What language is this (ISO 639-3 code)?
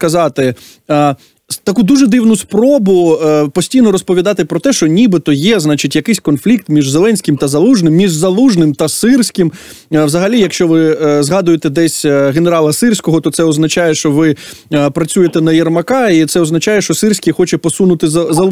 ukr